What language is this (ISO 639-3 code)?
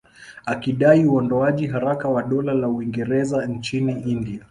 swa